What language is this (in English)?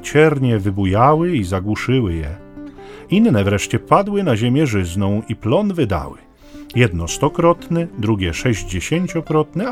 Polish